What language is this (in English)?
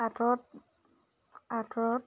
Assamese